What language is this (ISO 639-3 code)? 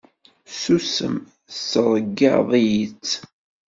kab